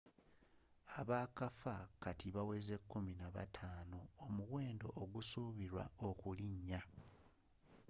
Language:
Ganda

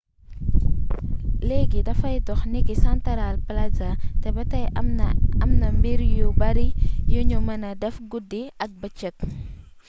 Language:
Wolof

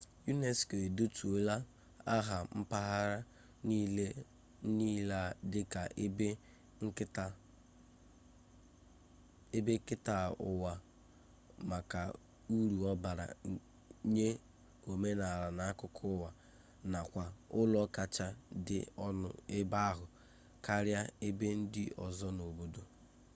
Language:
Igbo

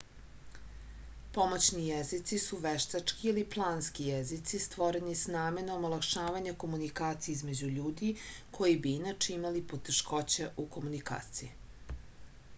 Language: Serbian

